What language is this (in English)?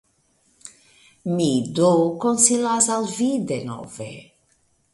Esperanto